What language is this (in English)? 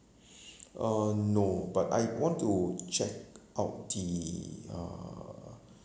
English